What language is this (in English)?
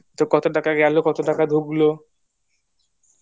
Bangla